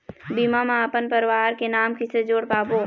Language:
Chhattisgarhi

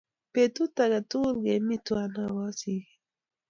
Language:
Kalenjin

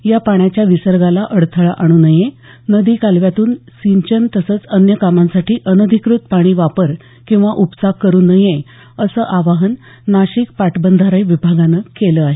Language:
Marathi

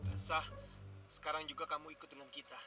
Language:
Indonesian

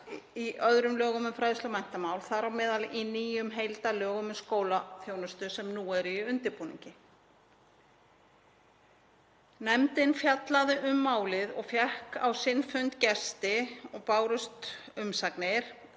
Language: Icelandic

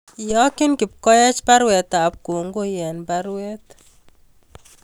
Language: Kalenjin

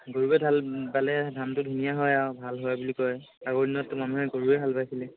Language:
Assamese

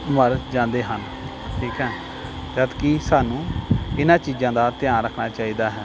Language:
Punjabi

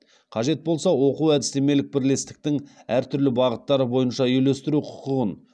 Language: Kazakh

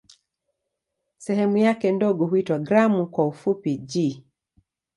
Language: Swahili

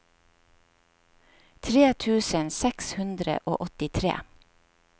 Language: Norwegian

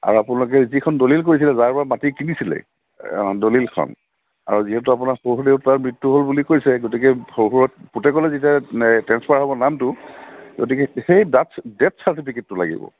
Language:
Assamese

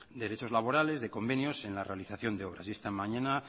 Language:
Spanish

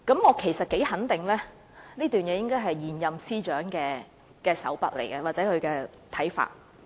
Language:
Cantonese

